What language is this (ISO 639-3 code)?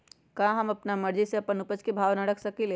mag